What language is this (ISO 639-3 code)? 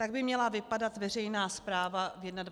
ces